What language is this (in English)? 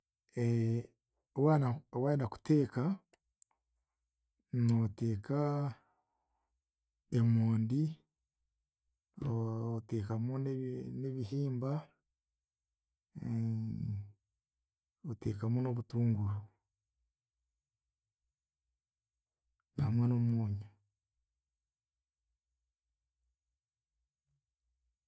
Chiga